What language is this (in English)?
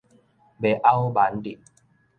Min Nan Chinese